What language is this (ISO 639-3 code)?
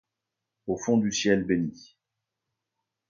fra